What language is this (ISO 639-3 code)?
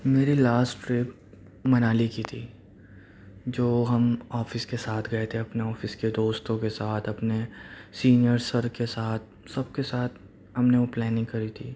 urd